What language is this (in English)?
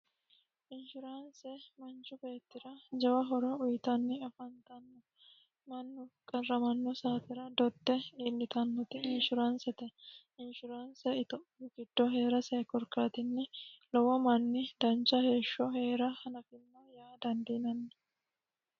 Sidamo